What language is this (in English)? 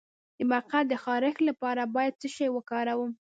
Pashto